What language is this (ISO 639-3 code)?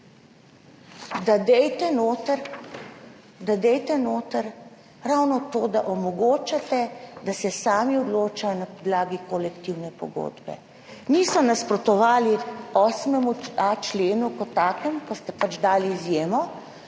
slv